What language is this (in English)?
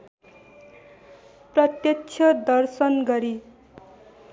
Nepali